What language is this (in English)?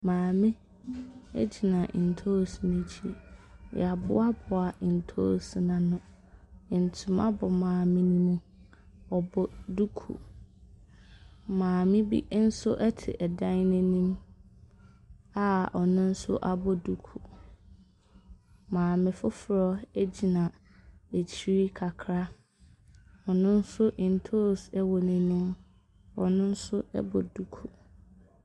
Akan